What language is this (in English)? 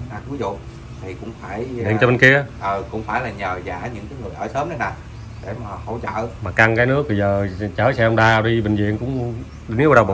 Vietnamese